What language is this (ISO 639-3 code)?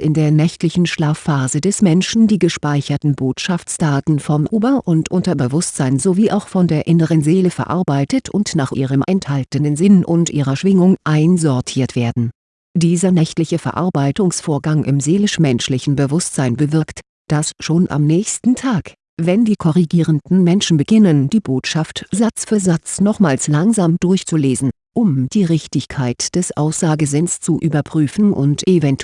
deu